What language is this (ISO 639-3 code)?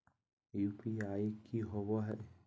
mag